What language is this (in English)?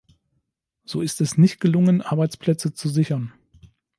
German